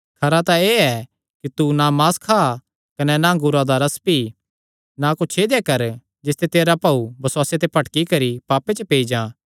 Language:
Kangri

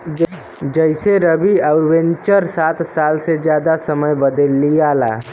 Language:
Bhojpuri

